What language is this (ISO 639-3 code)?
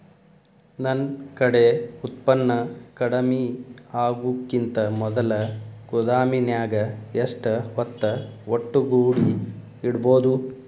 kan